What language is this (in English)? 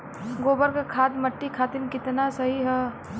Bhojpuri